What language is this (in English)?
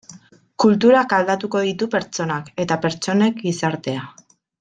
Basque